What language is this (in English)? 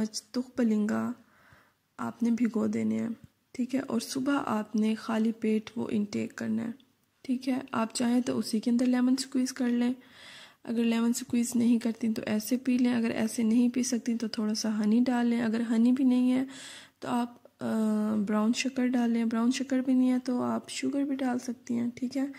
Hindi